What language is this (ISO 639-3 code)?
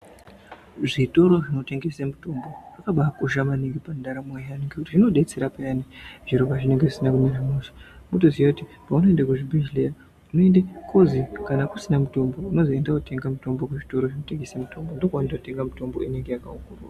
ndc